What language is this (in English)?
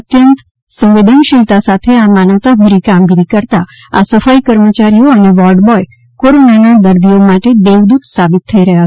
Gujarati